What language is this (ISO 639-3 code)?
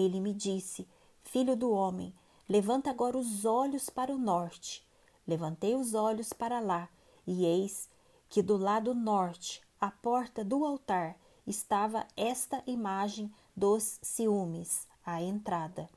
por